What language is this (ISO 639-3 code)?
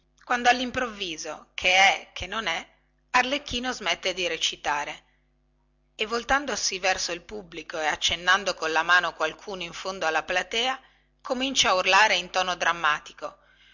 ita